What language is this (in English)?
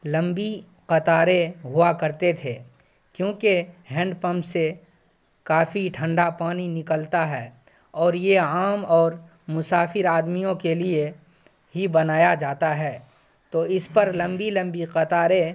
Urdu